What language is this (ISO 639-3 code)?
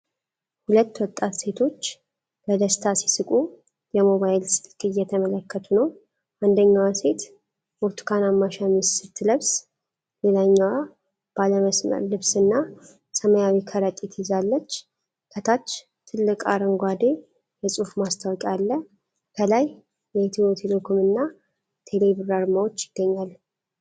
amh